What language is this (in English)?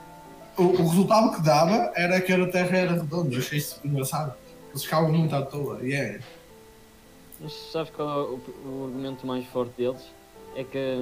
Portuguese